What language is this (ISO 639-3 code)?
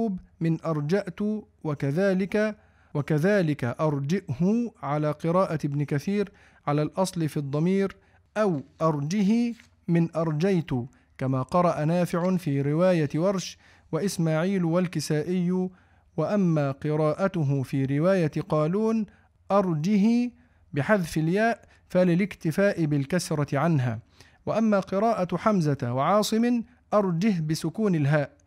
ara